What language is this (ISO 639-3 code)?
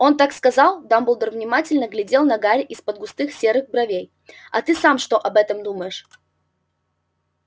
rus